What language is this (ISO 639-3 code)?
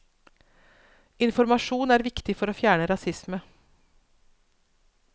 nor